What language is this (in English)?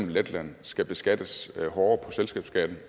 Danish